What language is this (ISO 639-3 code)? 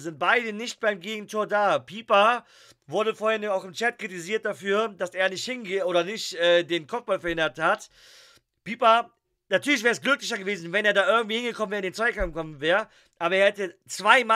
deu